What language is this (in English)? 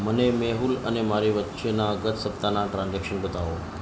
Gujarati